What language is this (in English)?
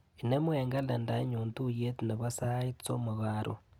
Kalenjin